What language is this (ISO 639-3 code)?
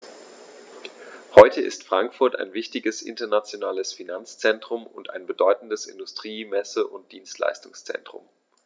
deu